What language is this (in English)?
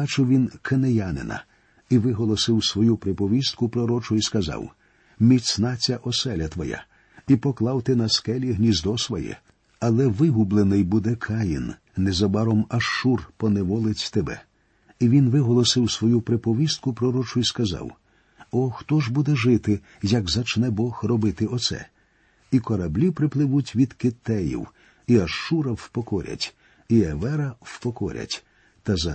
Ukrainian